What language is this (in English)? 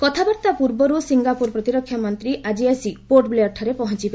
Odia